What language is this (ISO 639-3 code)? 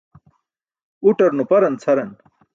bsk